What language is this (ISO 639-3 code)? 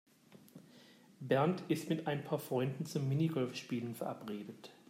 deu